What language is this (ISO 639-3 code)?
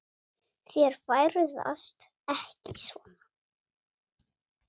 isl